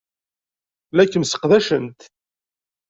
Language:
Kabyle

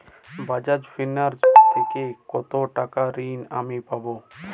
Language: Bangla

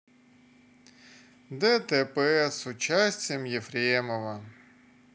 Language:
Russian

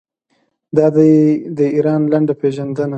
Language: Pashto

